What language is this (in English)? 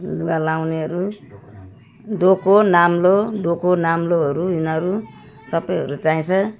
Nepali